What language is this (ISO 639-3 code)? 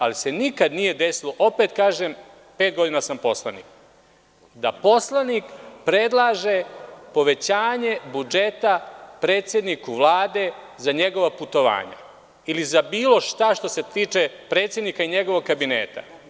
srp